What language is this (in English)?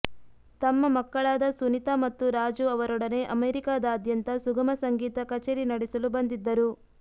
Kannada